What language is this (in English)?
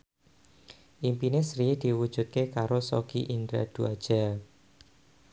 Javanese